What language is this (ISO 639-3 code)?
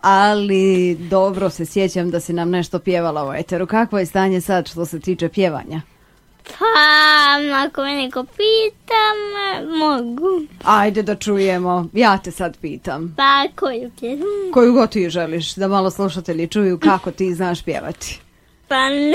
hrv